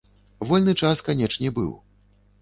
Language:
Belarusian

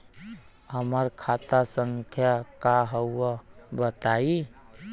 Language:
Bhojpuri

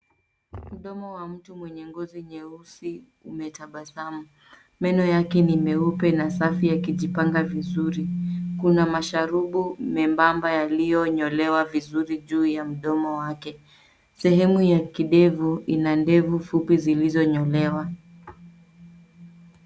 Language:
Swahili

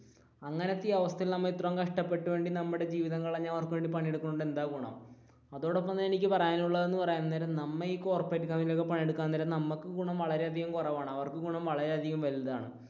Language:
Malayalam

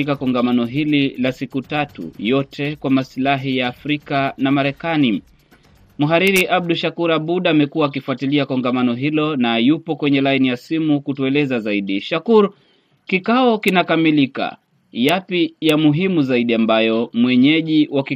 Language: Swahili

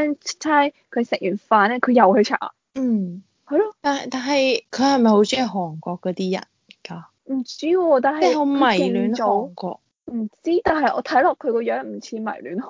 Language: Chinese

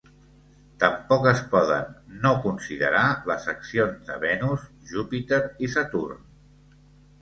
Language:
Catalan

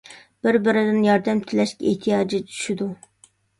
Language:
Uyghur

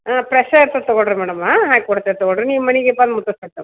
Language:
Kannada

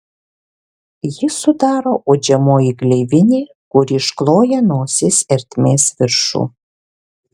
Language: Lithuanian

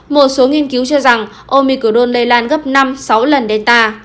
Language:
Vietnamese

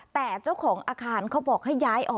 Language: Thai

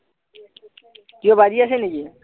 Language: Assamese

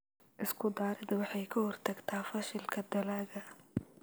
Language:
Somali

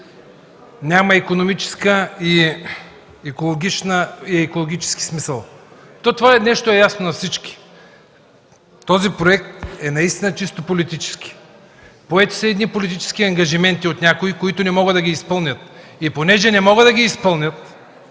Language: Bulgarian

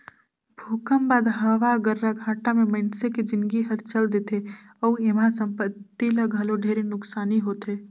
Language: Chhattisgarhi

